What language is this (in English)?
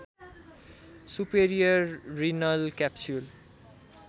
Nepali